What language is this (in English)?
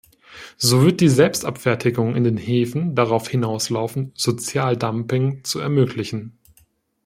German